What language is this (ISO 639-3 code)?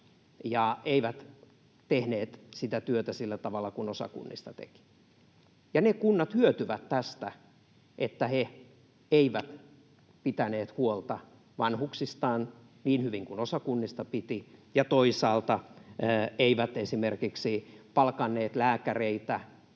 fin